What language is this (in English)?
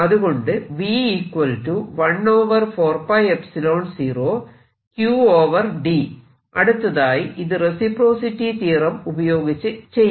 Malayalam